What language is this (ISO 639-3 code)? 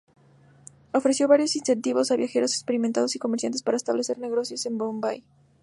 spa